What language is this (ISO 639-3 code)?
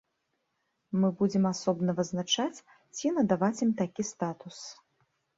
bel